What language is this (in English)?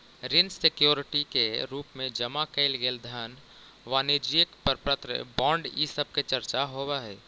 Magahi